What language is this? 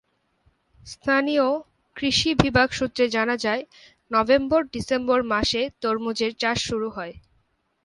Bangla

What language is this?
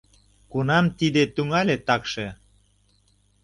Mari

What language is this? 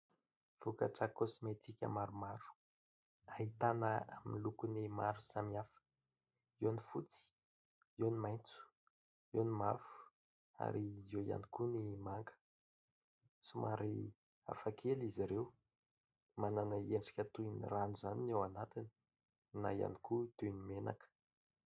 Malagasy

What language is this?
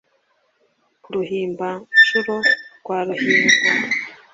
Kinyarwanda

